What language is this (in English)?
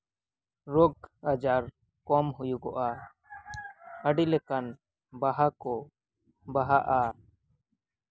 Santali